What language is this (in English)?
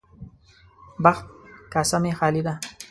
Pashto